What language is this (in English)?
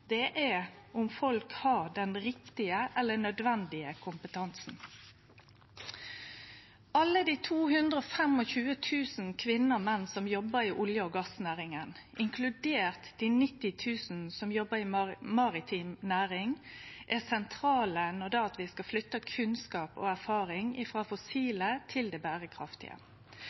Norwegian Nynorsk